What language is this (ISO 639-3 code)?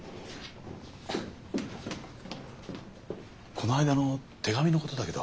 jpn